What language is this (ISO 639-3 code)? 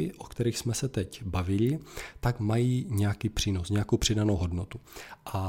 ces